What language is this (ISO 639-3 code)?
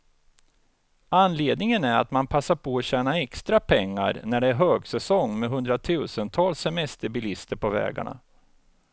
swe